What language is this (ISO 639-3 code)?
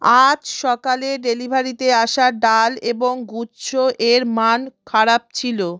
ben